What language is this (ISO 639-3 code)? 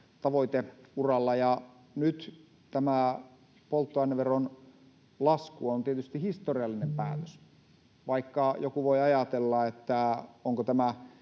fin